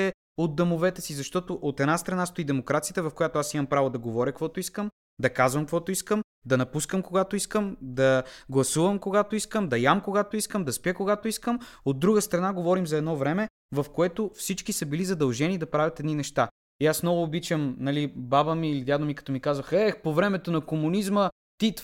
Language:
Bulgarian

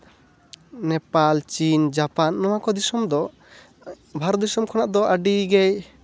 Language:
Santali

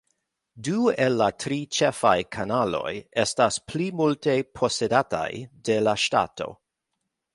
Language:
Esperanto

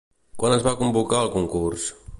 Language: Catalan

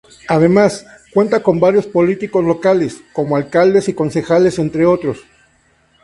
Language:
Spanish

